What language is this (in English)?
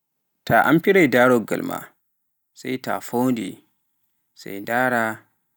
Pular